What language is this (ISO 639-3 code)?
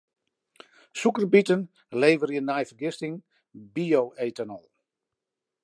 fry